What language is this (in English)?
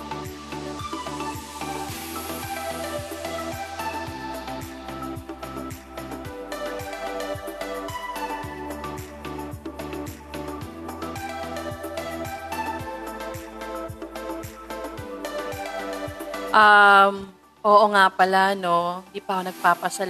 Filipino